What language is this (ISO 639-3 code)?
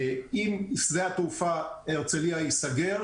heb